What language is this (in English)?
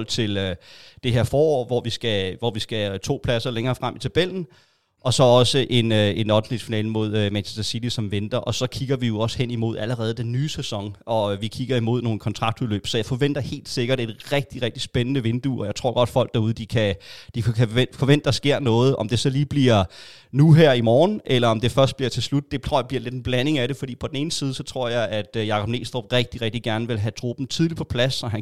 Danish